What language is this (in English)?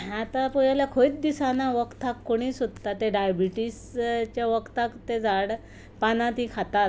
Konkani